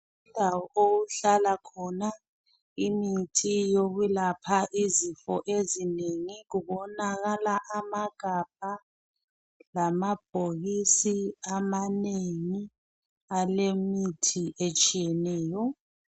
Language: North Ndebele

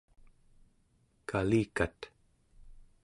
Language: Central Yupik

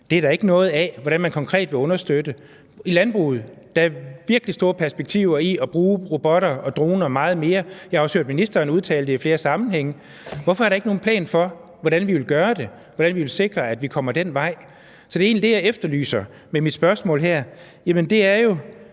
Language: Danish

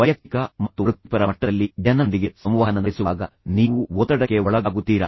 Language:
Kannada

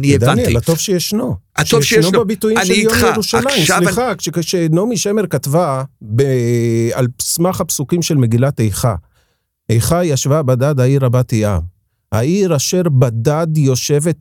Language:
Hebrew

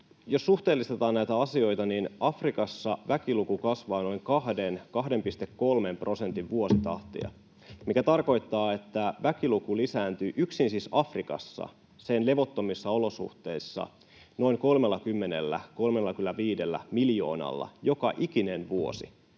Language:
Finnish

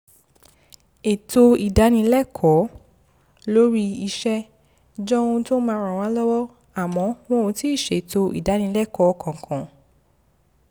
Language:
Yoruba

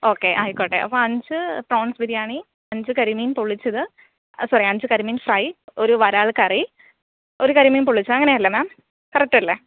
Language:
Malayalam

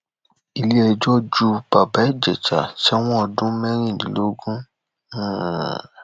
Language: Yoruba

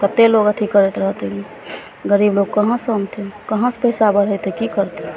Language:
Maithili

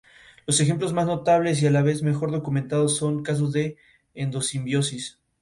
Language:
Spanish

